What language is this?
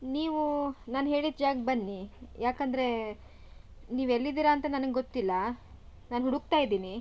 Kannada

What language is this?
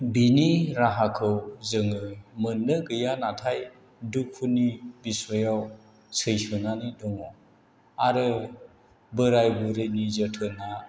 Bodo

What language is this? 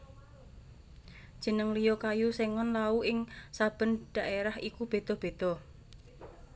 Javanese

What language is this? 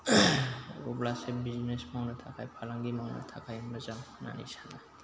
Bodo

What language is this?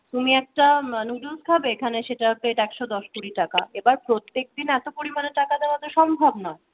Bangla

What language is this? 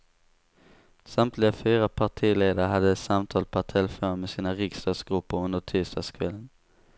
Swedish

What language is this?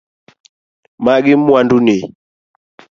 Luo (Kenya and Tanzania)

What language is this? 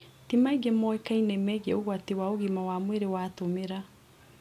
Kikuyu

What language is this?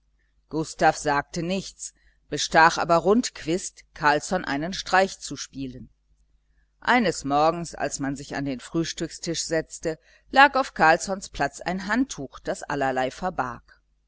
German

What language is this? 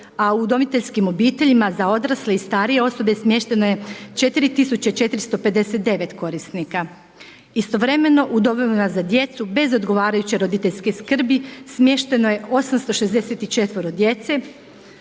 Croatian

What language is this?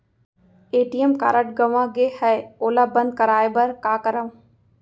Chhattisgarhi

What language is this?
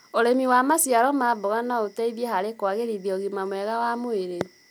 Kikuyu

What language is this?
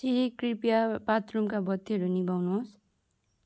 Nepali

